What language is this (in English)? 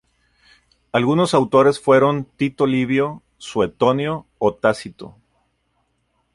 Spanish